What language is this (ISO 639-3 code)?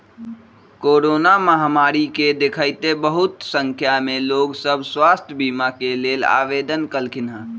mag